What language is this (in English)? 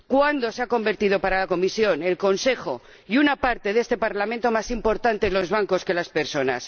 Spanish